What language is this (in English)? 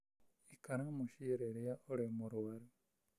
Kikuyu